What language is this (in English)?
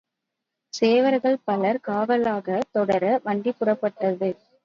Tamil